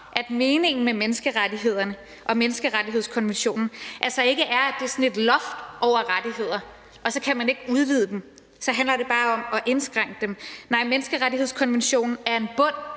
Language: Danish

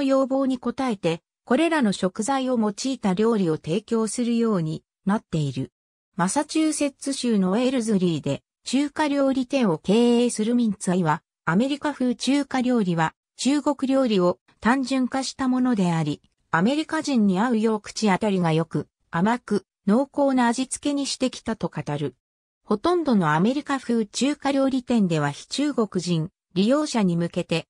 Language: Japanese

